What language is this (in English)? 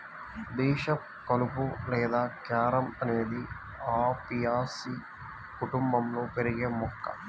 Telugu